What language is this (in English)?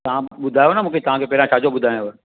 Sindhi